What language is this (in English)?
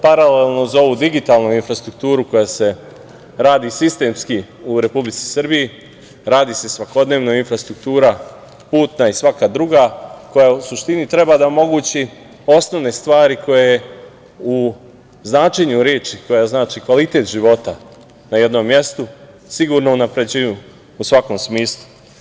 Serbian